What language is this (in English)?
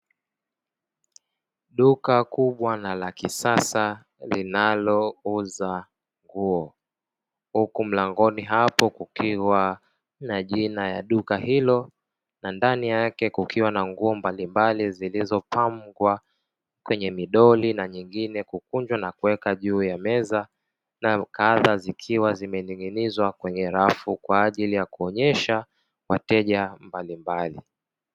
Swahili